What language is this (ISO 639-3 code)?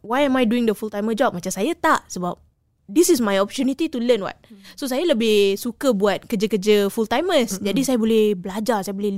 msa